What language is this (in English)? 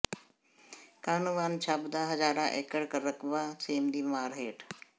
Punjabi